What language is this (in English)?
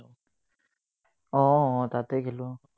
Assamese